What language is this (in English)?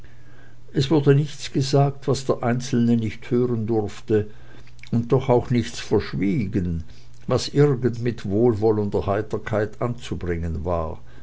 German